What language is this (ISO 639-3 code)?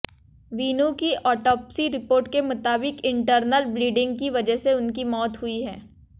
hin